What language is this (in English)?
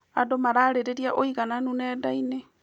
Kikuyu